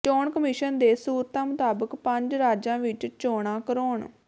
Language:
Punjabi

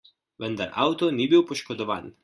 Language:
Slovenian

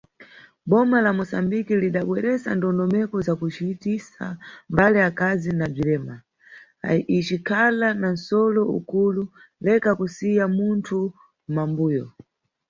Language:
Nyungwe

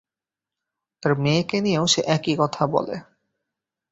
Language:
Bangla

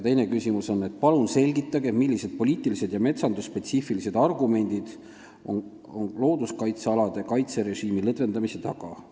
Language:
Estonian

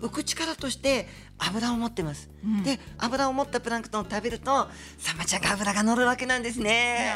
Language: Japanese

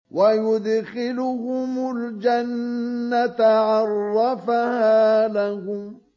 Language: Arabic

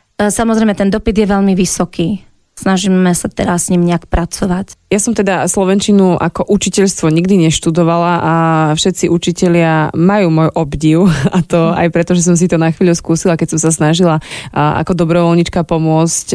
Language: Slovak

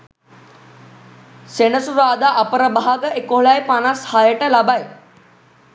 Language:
Sinhala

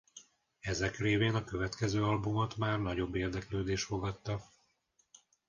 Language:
Hungarian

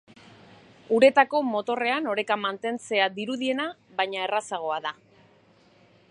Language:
Basque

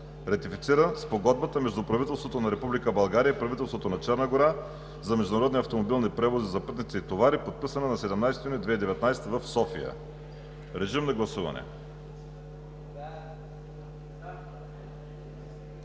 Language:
Bulgarian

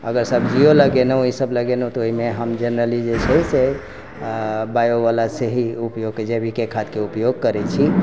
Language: Maithili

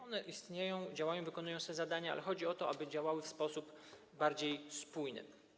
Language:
Polish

